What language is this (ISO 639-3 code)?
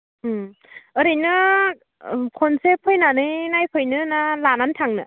brx